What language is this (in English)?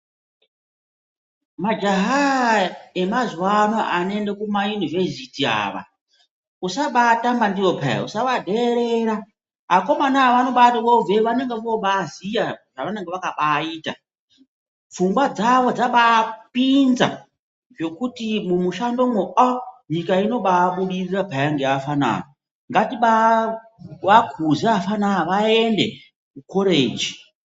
Ndau